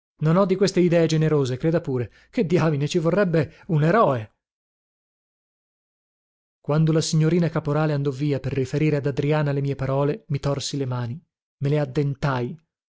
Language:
Italian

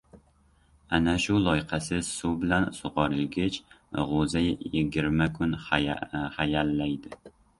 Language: Uzbek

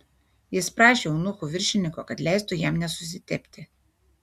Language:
Lithuanian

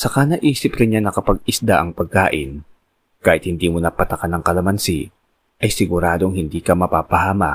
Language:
Filipino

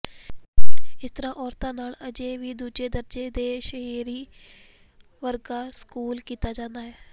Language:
Punjabi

